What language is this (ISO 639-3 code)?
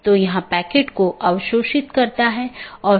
hin